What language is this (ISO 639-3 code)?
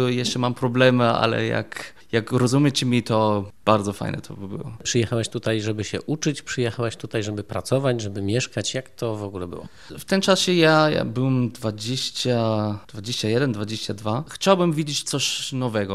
pol